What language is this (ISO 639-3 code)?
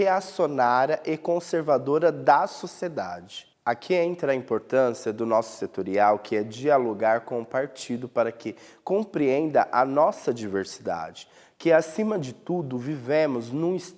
por